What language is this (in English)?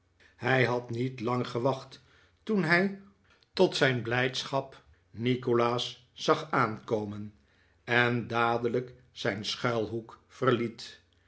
Dutch